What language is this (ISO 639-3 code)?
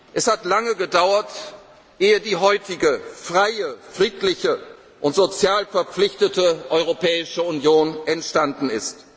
deu